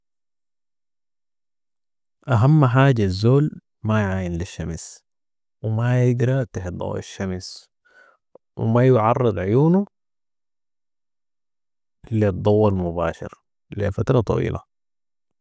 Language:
Sudanese Arabic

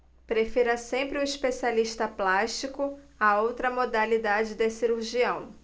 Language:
Portuguese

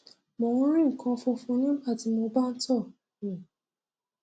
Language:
Yoruba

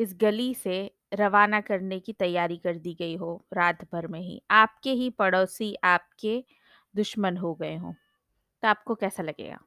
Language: Hindi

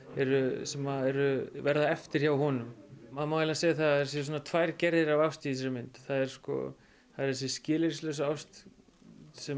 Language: Icelandic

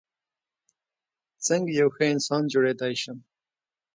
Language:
Pashto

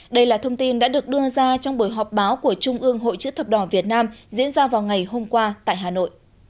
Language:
Vietnamese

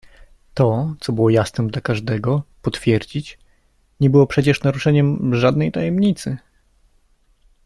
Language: Polish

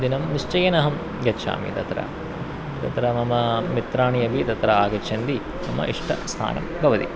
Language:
Sanskrit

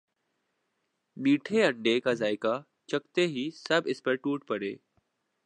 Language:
Urdu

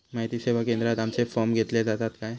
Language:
Marathi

